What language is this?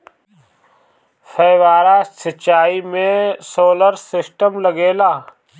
Bhojpuri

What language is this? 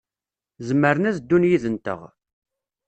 Kabyle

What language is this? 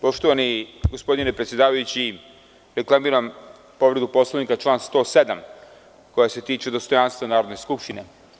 Serbian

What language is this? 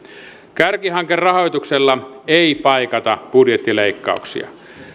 Finnish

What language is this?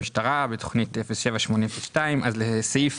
Hebrew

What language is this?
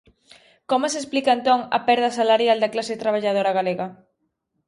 Galician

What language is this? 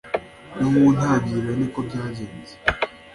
Kinyarwanda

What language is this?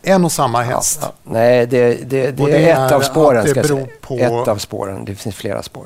Swedish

